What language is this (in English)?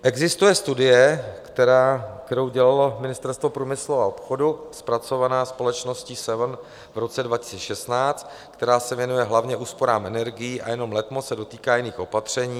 Czech